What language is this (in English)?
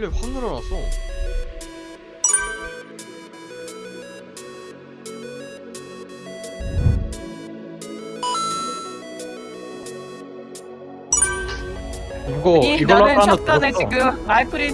Korean